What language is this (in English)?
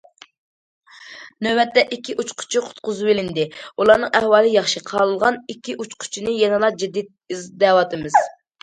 Uyghur